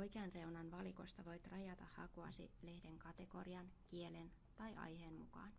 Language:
Finnish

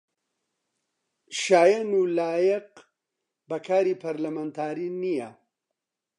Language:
Central Kurdish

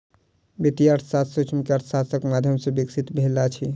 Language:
Maithili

